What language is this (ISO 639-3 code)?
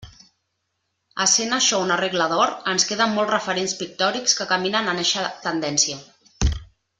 cat